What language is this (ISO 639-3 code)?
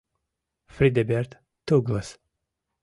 chm